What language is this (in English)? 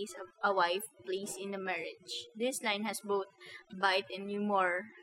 Filipino